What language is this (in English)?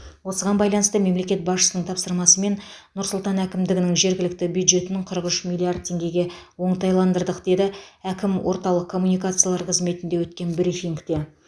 Kazakh